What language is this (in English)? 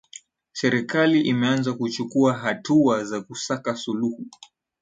Swahili